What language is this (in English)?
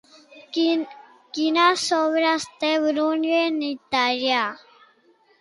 Catalan